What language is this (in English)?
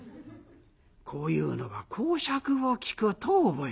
Japanese